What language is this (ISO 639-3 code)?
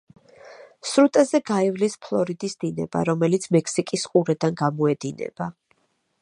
kat